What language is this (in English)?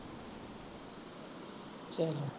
Punjabi